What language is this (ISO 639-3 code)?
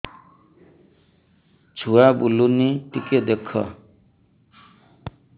ori